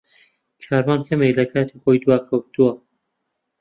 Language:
Central Kurdish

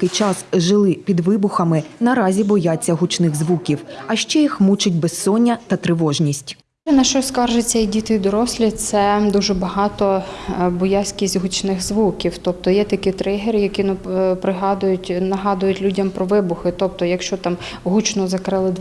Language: Ukrainian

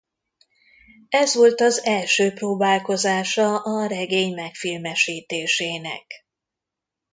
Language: Hungarian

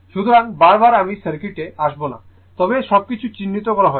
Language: Bangla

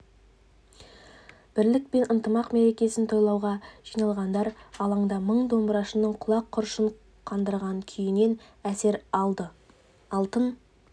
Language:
Kazakh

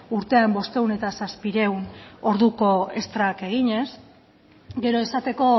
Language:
Basque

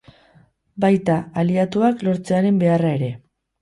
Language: Basque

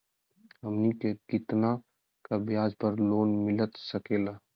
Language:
Magahi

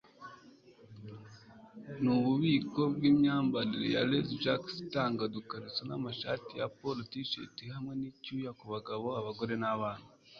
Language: Kinyarwanda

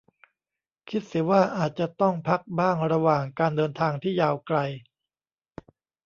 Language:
Thai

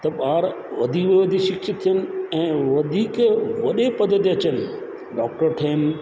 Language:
Sindhi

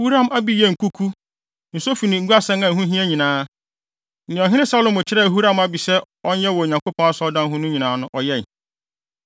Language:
Akan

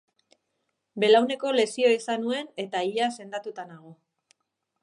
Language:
Basque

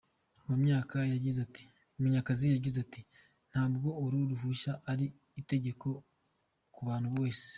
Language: Kinyarwanda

